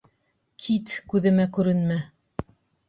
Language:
Bashkir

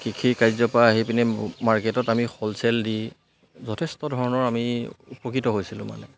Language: Assamese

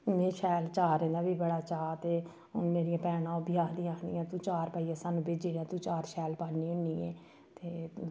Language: Dogri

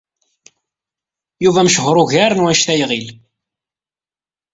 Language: Kabyle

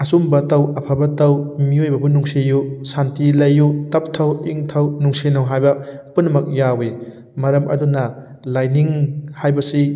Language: Manipuri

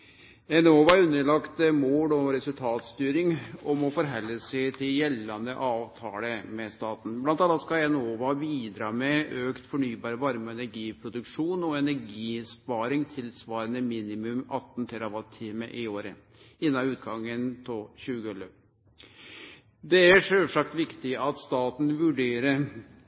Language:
Norwegian Nynorsk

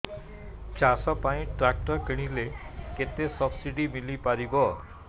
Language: Odia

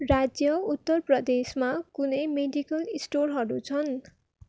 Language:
Nepali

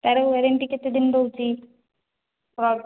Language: Odia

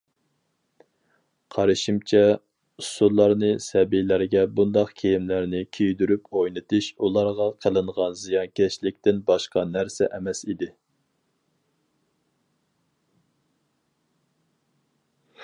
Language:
Uyghur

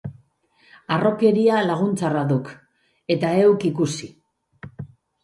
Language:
Basque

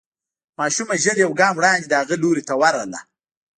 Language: Pashto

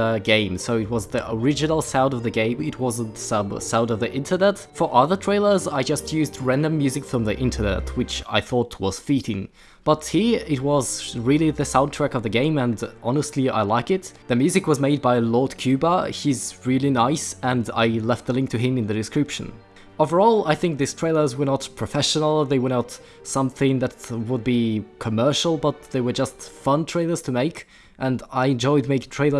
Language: English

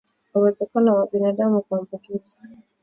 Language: Swahili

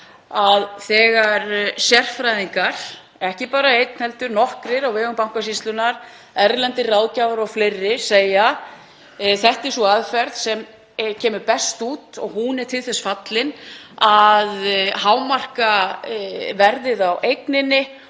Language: Icelandic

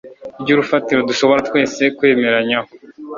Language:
Kinyarwanda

